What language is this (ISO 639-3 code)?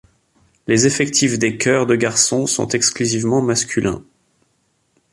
fra